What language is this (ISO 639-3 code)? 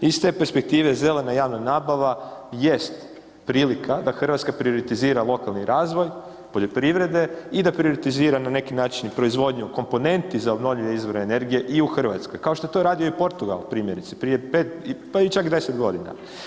hrv